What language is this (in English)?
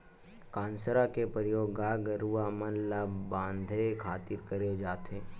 Chhattisgarhi